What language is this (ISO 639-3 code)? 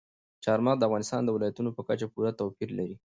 pus